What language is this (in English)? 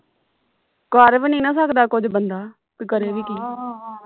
Punjabi